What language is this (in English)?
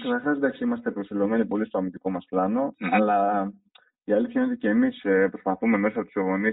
Greek